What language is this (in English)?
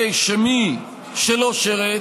Hebrew